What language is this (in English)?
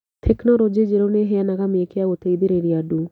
Kikuyu